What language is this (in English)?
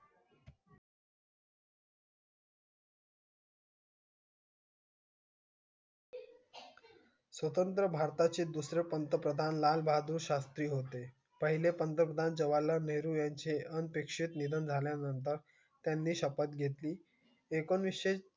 Marathi